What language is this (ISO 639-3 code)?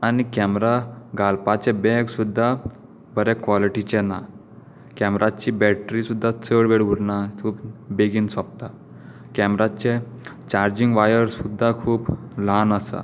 kok